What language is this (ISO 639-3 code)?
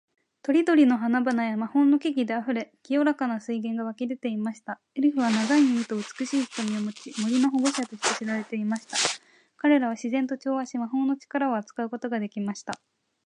jpn